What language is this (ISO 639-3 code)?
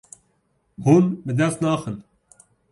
kur